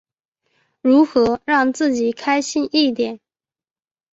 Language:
Chinese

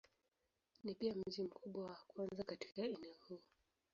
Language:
Swahili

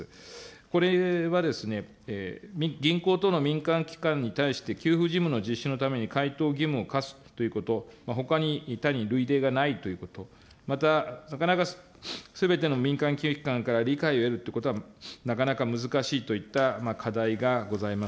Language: Japanese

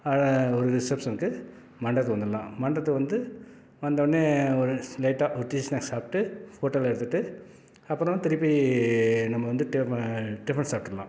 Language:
Tamil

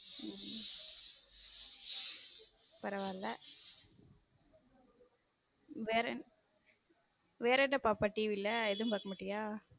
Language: Tamil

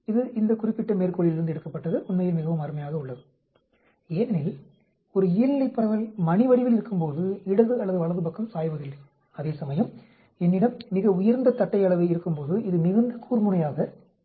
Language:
Tamil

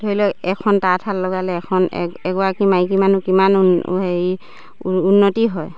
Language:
Assamese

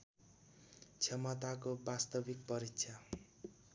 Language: Nepali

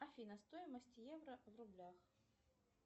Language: Russian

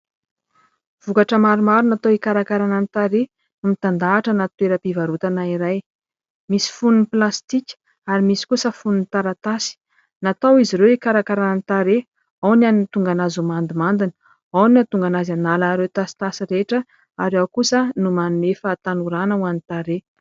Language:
Malagasy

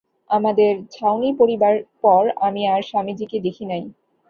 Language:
Bangla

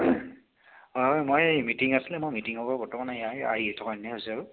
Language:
Assamese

